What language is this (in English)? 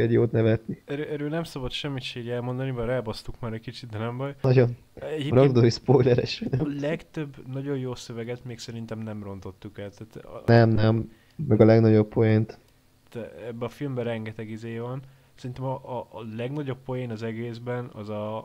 Hungarian